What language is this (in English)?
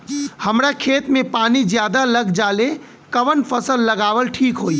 Bhojpuri